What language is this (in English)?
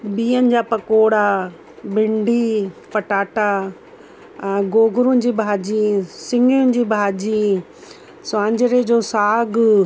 Sindhi